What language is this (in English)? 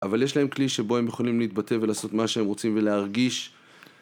Hebrew